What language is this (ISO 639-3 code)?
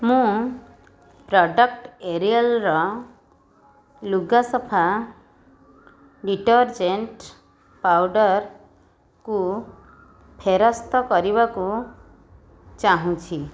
ori